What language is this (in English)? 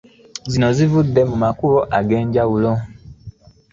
Ganda